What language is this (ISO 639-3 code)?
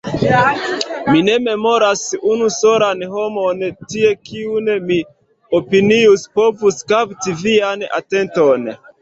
epo